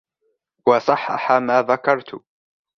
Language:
Arabic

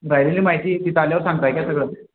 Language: Marathi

